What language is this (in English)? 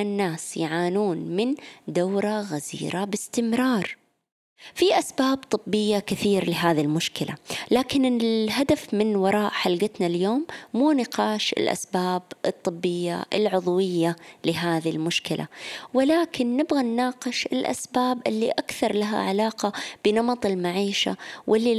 Arabic